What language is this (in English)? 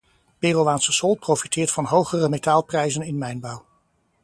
Dutch